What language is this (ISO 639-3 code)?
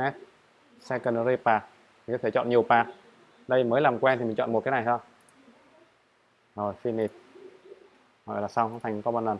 vie